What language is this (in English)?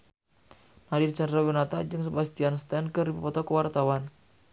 Sundanese